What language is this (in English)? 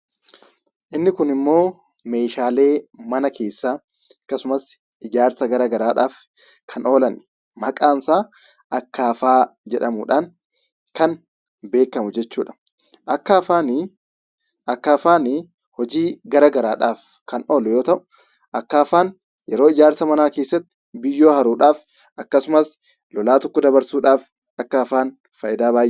Oromo